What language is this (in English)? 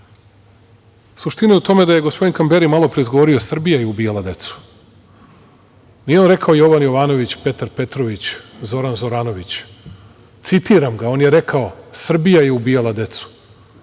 Serbian